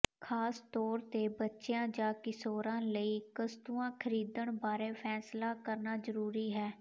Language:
Punjabi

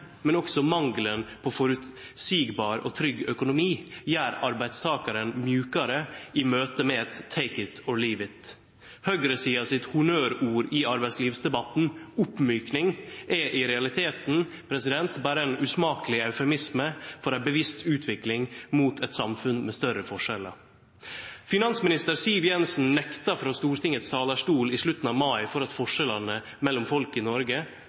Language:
Norwegian Nynorsk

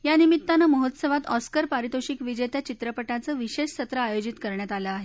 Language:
Marathi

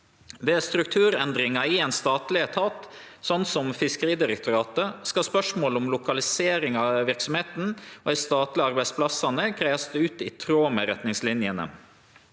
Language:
Norwegian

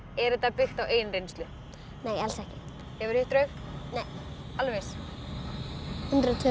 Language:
Icelandic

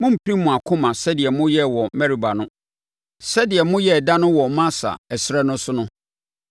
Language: Akan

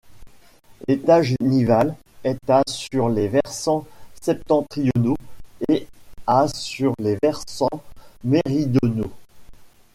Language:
French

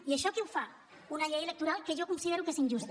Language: Catalan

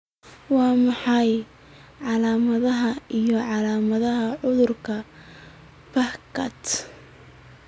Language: Somali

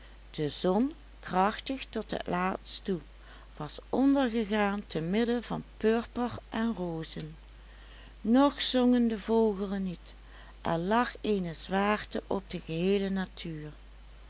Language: Dutch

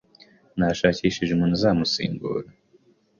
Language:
Kinyarwanda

